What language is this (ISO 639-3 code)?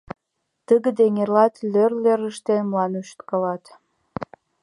chm